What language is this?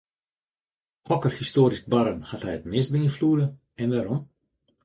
Western Frisian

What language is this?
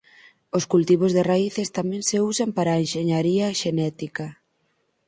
Galician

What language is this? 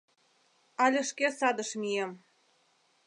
Mari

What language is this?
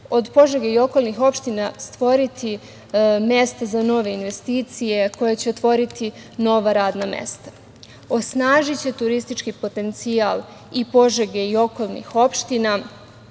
Serbian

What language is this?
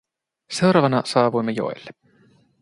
Finnish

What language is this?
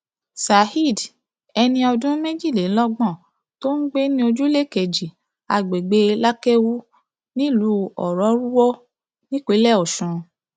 Yoruba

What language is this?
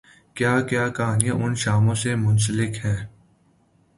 Urdu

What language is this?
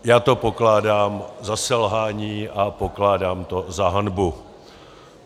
Czech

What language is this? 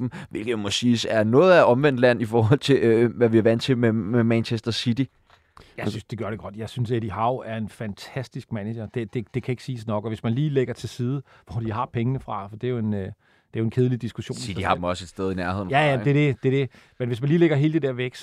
Danish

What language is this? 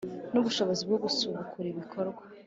Kinyarwanda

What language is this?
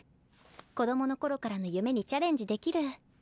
Japanese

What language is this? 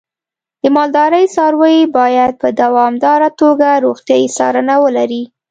Pashto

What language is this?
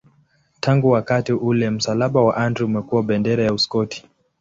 Swahili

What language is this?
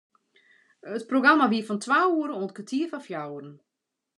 Western Frisian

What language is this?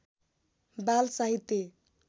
Nepali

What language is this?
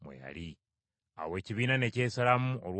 Ganda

